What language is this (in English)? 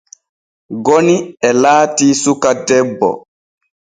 Borgu Fulfulde